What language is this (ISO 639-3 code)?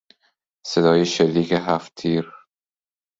fas